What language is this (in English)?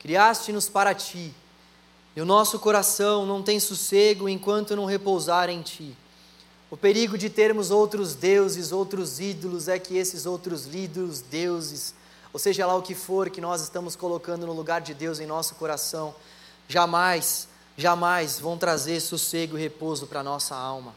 Portuguese